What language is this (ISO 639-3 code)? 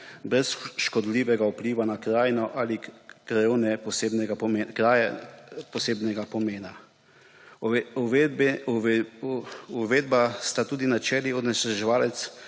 slv